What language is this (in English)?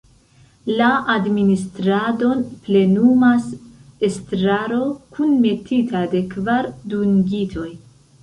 Esperanto